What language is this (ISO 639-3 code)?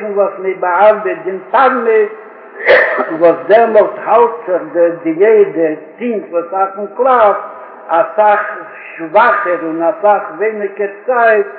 heb